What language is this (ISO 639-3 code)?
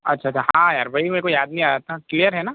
hin